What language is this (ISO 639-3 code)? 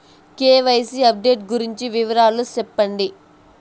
tel